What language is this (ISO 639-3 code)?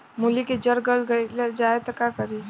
bho